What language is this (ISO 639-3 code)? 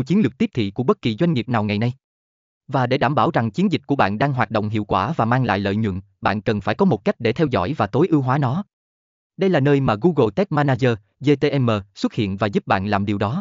vie